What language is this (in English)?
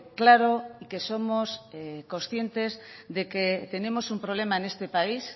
Spanish